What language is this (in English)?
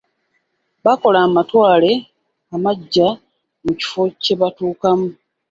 Ganda